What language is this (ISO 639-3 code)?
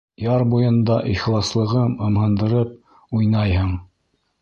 bak